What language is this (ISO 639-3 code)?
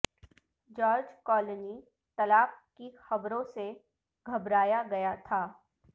urd